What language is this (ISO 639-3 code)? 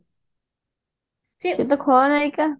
ori